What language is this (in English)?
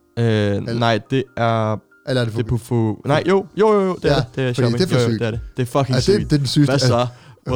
Danish